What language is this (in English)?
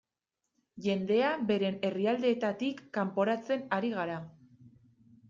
Basque